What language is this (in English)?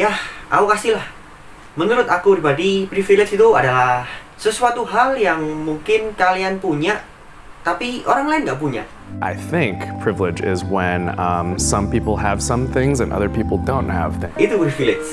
Indonesian